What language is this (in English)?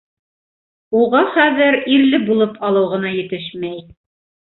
Bashkir